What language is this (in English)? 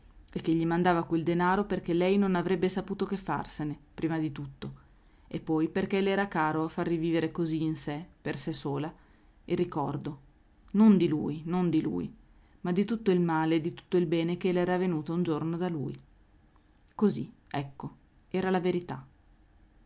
Italian